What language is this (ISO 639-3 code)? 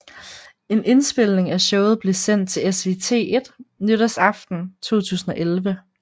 dan